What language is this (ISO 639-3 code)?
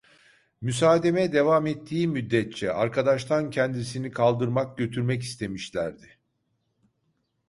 tur